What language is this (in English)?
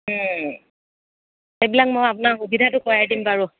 Assamese